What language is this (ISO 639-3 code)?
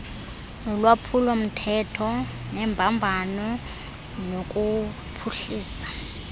xho